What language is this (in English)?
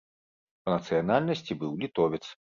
Belarusian